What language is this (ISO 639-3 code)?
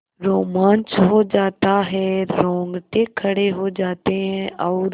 hin